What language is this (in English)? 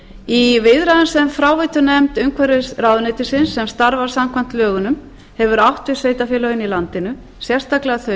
Icelandic